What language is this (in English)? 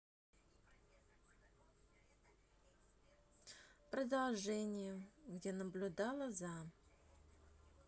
Russian